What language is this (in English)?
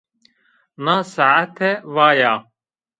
Zaza